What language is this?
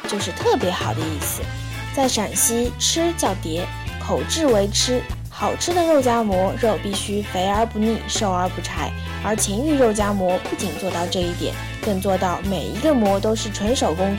Chinese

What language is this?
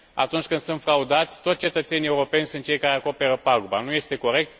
Romanian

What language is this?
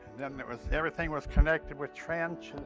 English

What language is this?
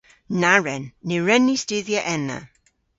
Cornish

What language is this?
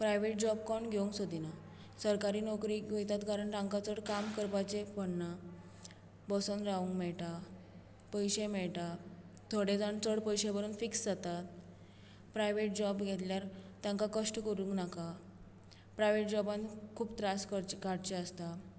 Konkani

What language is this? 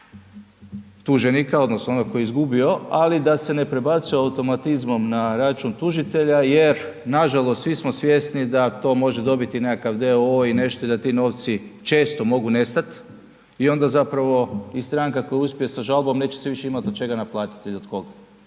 Croatian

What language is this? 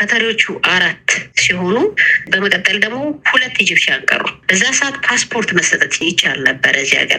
Amharic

